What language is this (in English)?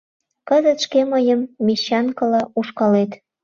Mari